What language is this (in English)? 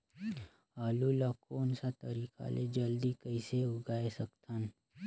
Chhattisgarhi